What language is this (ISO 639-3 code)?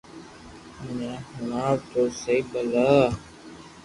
lrk